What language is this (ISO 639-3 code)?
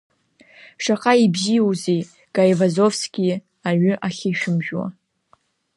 abk